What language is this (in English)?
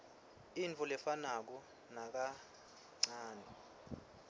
Swati